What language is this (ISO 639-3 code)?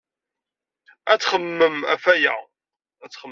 kab